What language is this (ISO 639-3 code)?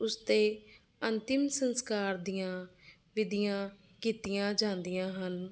pan